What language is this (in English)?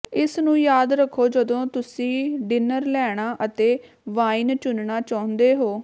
Punjabi